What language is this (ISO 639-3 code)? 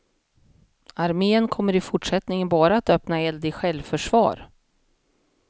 swe